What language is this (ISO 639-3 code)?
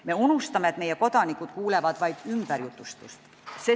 est